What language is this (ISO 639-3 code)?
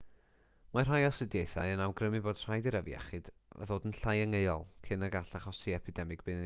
cym